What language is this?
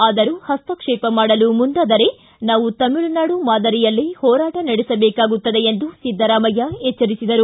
Kannada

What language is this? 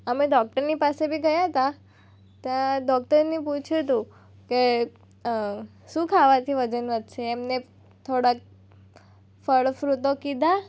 Gujarati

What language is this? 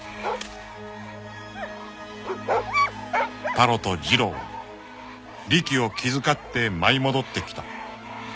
Japanese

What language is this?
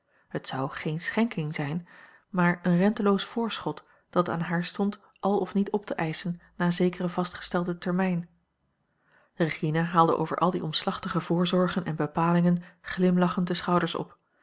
Dutch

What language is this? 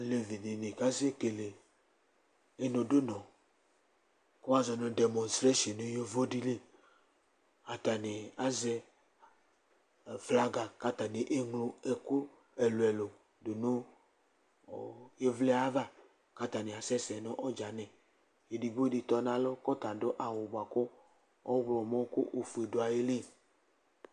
Ikposo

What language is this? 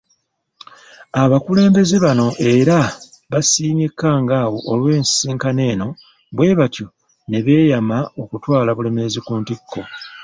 Ganda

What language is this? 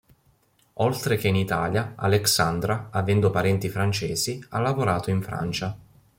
Italian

